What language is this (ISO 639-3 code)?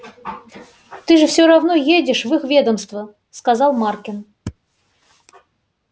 rus